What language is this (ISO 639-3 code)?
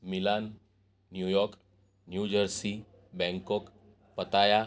guj